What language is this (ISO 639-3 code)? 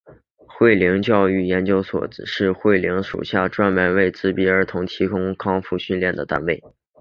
zho